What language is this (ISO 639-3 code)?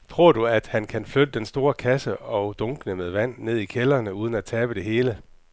dan